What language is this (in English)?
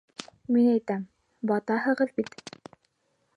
Bashkir